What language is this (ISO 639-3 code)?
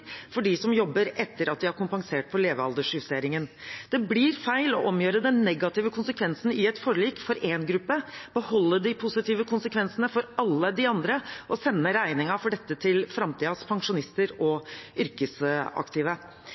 nob